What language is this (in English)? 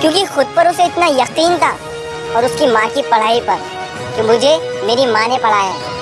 Hindi